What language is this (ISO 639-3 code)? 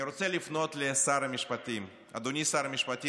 heb